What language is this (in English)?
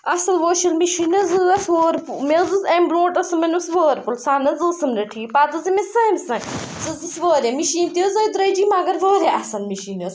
Kashmiri